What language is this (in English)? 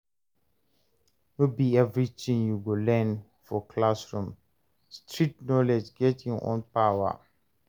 Nigerian Pidgin